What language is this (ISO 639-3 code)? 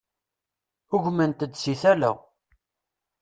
kab